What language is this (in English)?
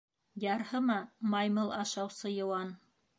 Bashkir